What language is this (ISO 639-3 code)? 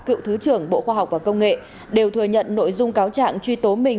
vie